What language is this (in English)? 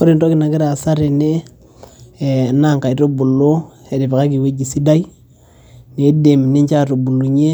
Masai